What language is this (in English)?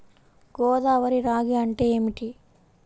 Telugu